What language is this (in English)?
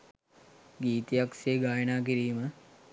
Sinhala